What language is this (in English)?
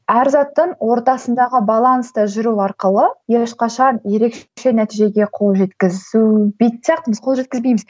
Kazakh